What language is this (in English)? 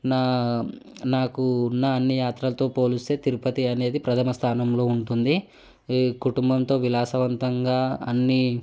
Telugu